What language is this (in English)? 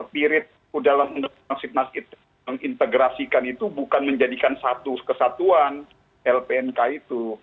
Indonesian